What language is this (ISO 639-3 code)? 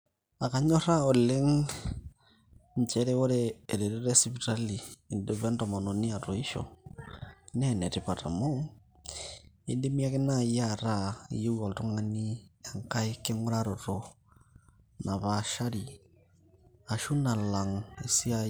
mas